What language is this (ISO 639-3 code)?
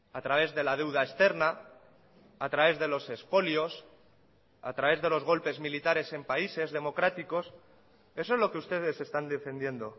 spa